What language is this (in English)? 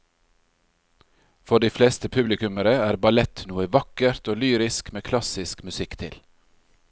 Norwegian